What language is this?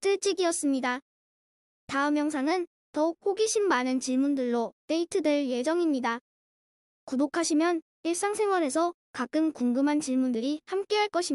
Korean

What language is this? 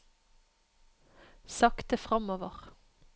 Norwegian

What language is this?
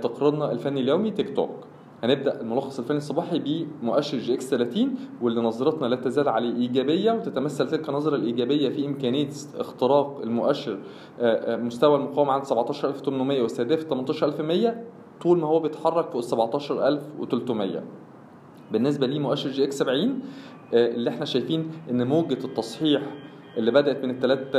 Arabic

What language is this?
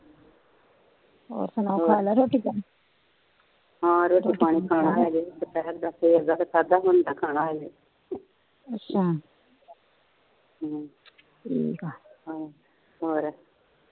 Punjabi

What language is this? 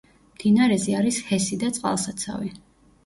Georgian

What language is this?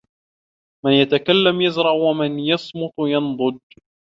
Arabic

